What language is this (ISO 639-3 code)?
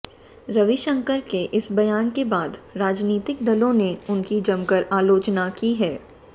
hin